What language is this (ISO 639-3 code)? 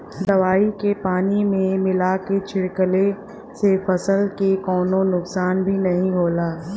bho